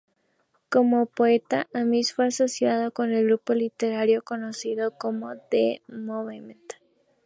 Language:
Spanish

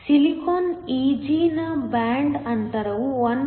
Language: Kannada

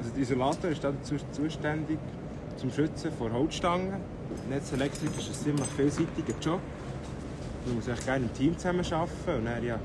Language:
German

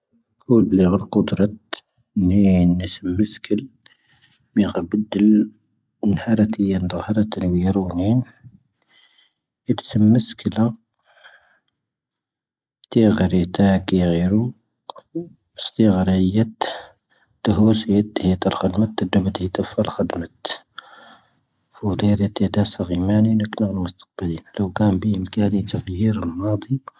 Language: Tahaggart Tamahaq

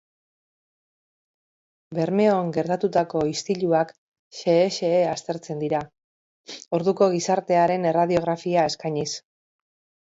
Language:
Basque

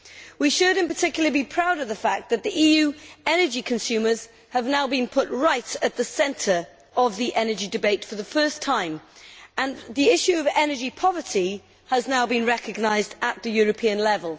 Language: English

